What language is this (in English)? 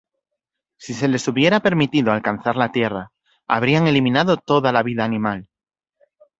Spanish